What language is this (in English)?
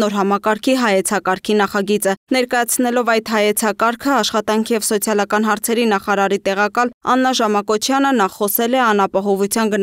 Romanian